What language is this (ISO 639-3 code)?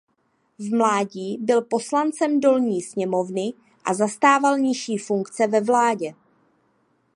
ces